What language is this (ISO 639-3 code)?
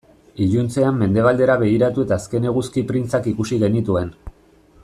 eus